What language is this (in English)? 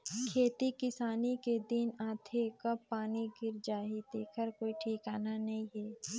Chhattisgarhi